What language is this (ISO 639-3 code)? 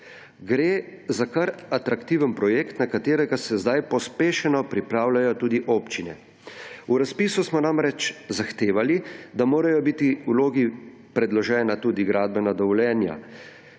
slv